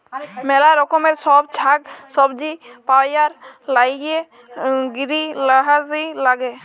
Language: Bangla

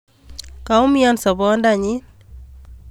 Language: Kalenjin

